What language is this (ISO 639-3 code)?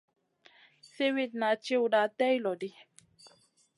mcn